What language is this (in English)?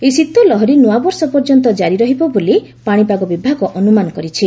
Odia